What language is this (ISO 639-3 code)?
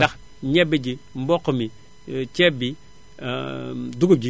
wol